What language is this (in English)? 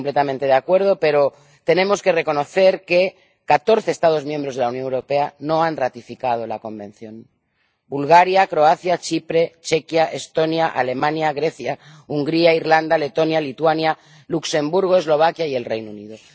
Spanish